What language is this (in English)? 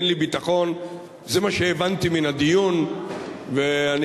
Hebrew